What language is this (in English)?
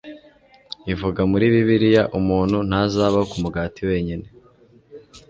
Kinyarwanda